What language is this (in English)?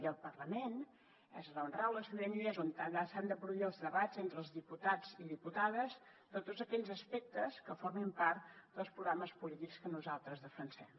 Catalan